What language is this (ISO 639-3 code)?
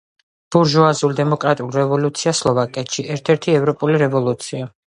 kat